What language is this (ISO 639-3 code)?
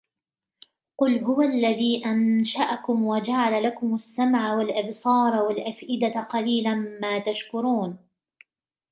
ara